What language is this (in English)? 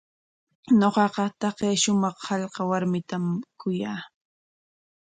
Corongo Ancash Quechua